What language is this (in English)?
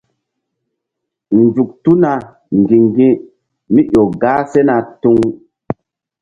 Mbum